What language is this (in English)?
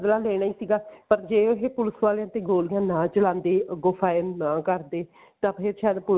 Punjabi